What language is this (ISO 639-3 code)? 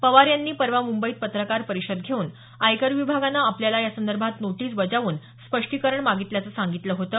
mar